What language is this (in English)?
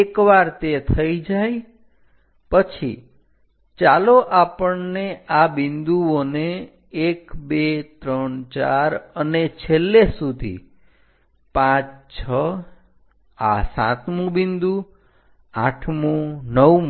Gujarati